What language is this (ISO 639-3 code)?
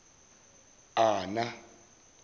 zul